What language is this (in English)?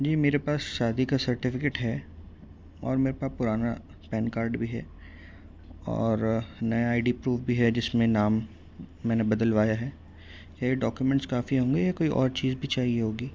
Urdu